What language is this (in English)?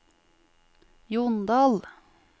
Norwegian